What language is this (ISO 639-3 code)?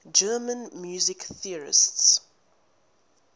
eng